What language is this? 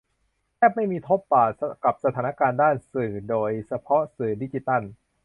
Thai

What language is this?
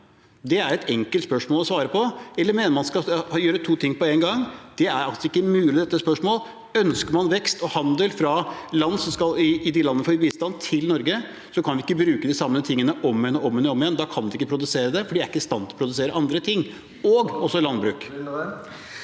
Norwegian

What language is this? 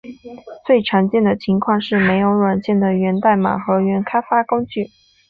Chinese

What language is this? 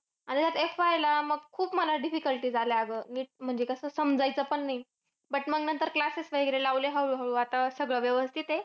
Marathi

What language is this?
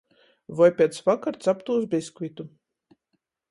Latgalian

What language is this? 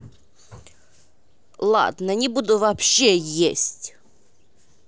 Russian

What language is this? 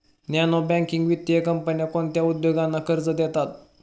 Marathi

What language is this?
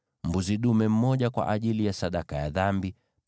Swahili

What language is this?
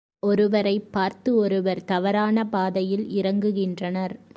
Tamil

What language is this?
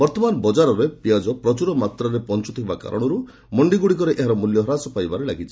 Odia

